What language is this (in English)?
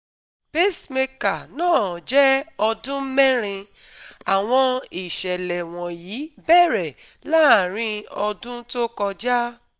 Yoruba